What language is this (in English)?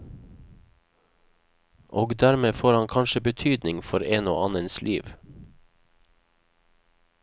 Norwegian